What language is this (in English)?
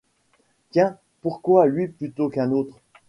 French